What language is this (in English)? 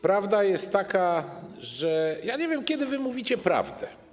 Polish